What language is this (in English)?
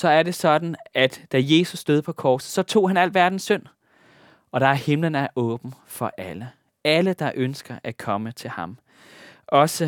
Danish